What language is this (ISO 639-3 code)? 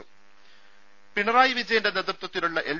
mal